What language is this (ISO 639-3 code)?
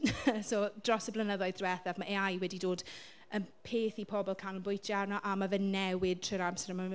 cym